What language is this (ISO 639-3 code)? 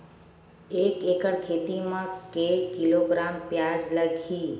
hne